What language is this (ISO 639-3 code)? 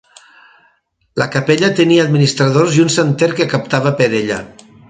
cat